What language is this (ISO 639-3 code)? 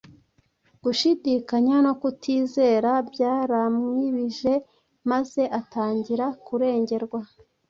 kin